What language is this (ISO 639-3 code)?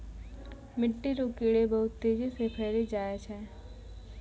mai